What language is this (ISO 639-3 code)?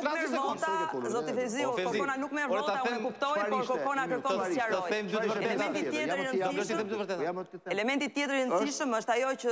ron